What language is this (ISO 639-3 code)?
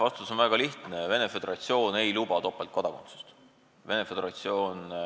est